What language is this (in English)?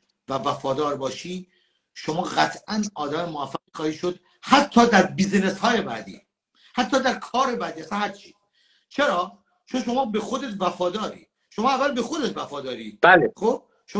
Persian